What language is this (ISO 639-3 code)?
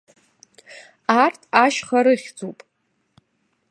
abk